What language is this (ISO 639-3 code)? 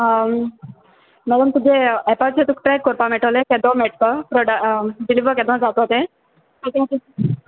kok